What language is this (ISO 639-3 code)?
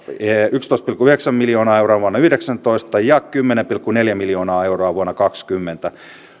fin